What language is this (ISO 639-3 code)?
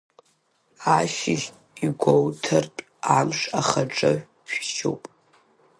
abk